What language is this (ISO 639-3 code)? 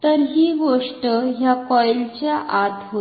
mar